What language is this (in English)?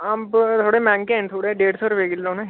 Dogri